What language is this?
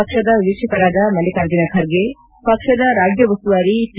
Kannada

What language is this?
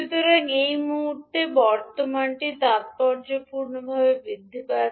Bangla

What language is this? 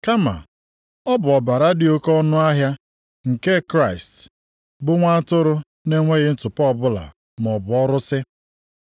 Igbo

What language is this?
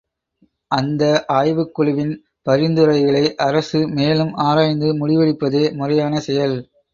Tamil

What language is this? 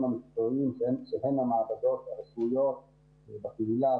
Hebrew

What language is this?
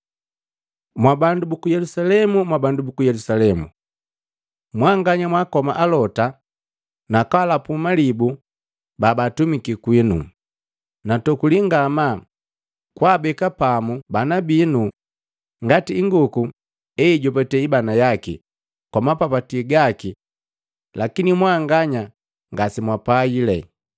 Matengo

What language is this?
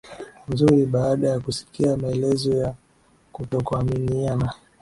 Swahili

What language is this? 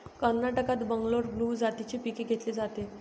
Marathi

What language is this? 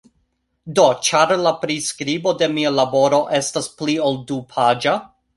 Esperanto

